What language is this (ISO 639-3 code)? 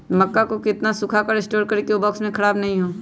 mag